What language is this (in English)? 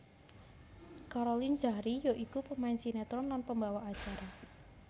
Javanese